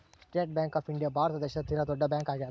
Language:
Kannada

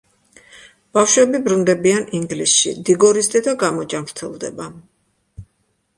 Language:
Georgian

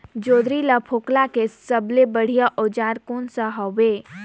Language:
Chhattisgarhi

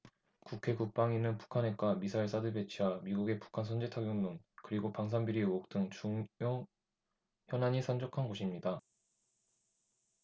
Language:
Korean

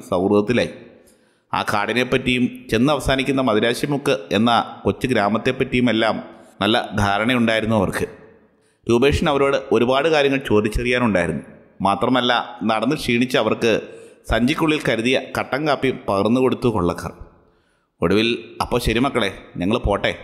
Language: Malayalam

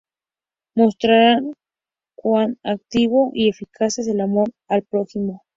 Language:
Spanish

